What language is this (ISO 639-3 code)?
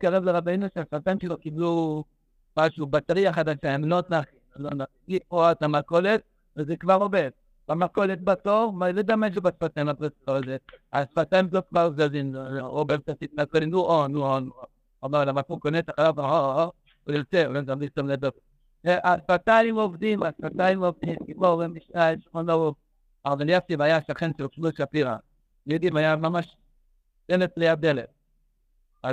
heb